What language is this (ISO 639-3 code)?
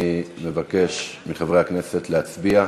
heb